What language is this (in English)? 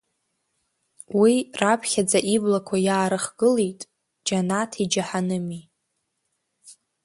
Abkhazian